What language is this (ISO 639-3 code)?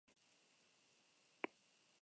eus